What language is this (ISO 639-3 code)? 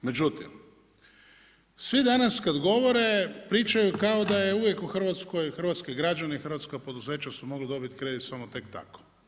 hrv